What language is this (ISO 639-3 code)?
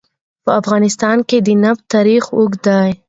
pus